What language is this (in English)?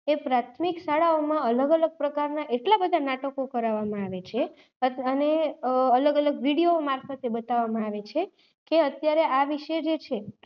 Gujarati